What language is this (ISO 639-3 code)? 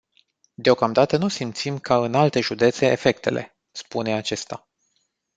ron